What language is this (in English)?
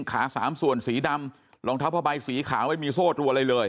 Thai